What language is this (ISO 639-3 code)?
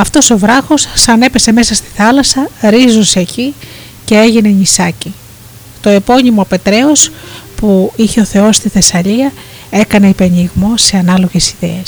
ell